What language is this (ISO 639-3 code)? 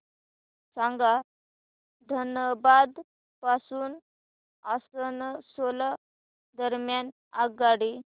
mar